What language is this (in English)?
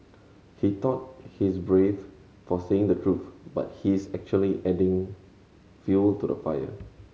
English